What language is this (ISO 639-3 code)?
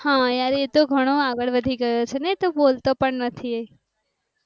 guj